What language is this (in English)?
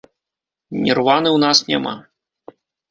Belarusian